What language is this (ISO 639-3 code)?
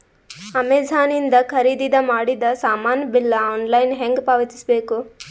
kan